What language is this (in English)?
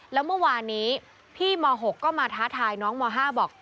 Thai